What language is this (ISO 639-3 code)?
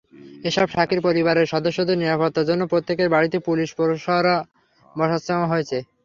ben